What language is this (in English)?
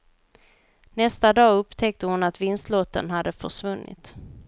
Swedish